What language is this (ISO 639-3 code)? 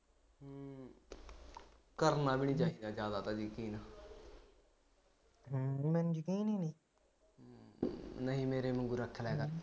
pan